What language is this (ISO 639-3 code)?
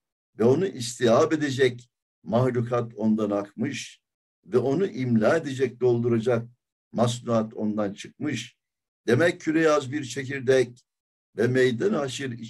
tur